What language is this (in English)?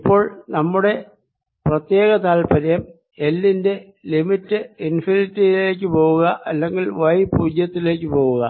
Malayalam